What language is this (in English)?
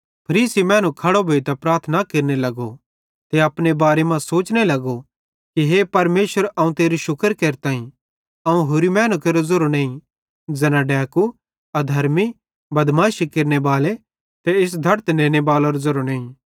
Bhadrawahi